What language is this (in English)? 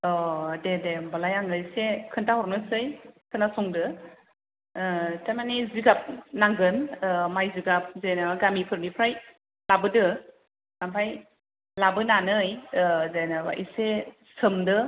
Bodo